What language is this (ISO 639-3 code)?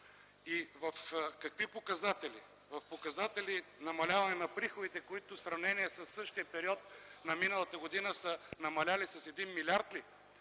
bul